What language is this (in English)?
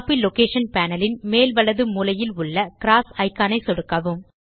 Tamil